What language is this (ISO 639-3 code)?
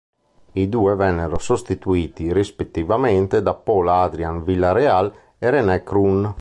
ita